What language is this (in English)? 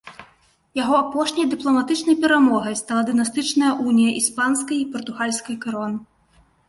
Belarusian